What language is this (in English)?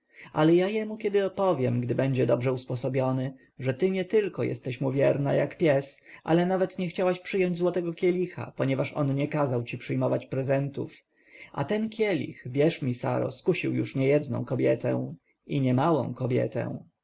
Polish